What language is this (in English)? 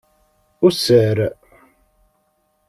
Kabyle